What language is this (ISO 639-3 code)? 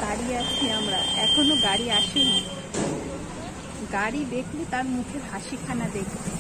ben